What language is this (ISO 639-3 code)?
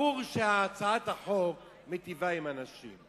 heb